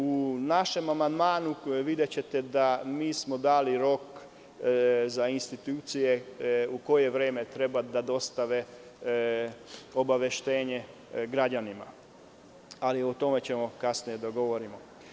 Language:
Serbian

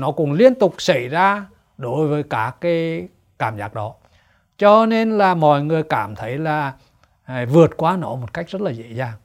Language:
Vietnamese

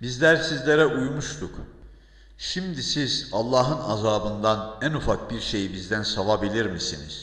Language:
Turkish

